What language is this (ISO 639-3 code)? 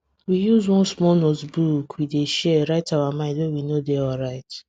pcm